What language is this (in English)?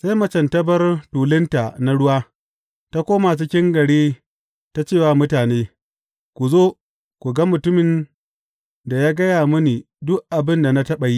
Hausa